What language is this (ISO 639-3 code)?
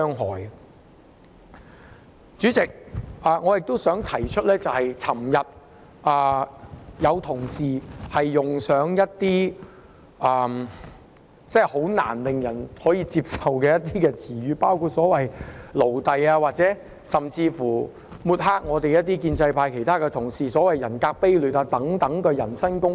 yue